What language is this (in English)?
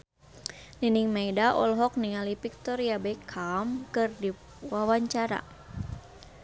Sundanese